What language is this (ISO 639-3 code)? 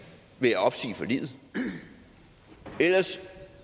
dan